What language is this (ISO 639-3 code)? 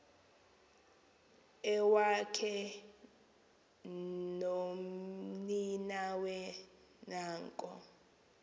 xho